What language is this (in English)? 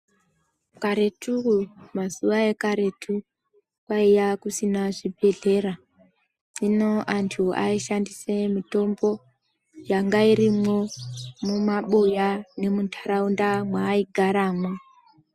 Ndau